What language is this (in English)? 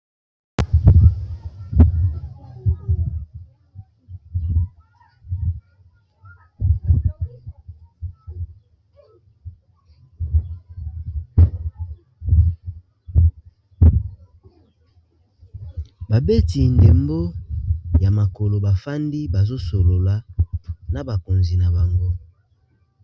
Lingala